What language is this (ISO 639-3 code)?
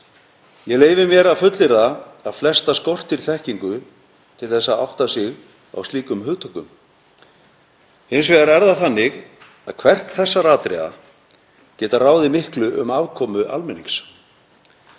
isl